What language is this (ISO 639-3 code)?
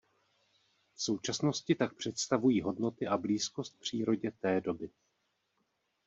ces